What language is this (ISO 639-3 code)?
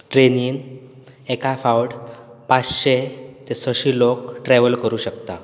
kok